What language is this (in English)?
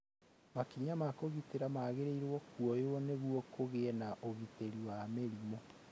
Kikuyu